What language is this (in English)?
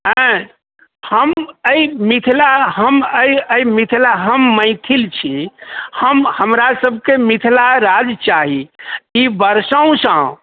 Maithili